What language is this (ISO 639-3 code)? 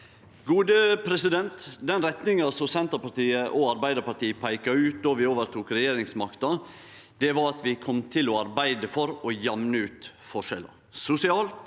nor